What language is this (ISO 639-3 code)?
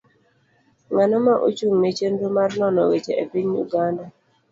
luo